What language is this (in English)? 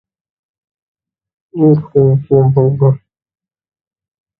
Hindi